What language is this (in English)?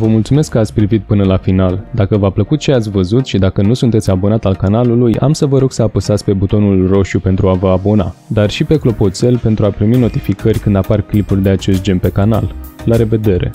Romanian